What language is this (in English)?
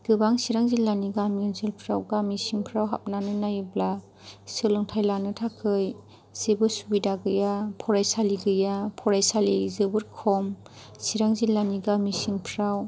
Bodo